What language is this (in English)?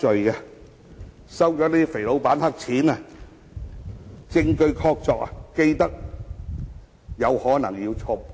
Cantonese